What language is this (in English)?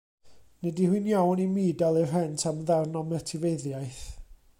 Welsh